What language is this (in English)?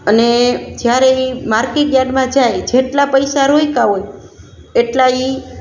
Gujarati